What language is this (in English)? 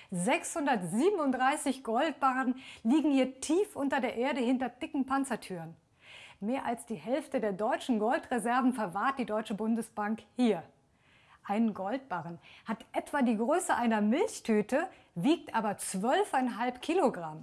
German